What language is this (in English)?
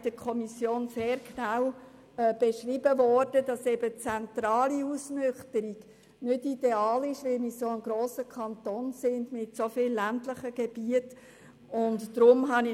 Swiss German